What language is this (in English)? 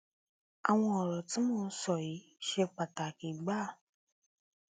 Yoruba